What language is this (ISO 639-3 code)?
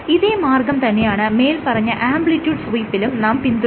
mal